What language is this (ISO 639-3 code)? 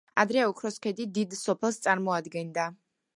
kat